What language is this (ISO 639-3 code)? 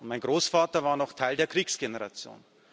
deu